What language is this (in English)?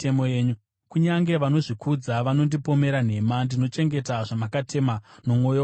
Shona